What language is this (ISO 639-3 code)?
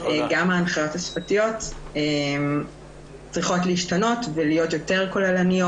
heb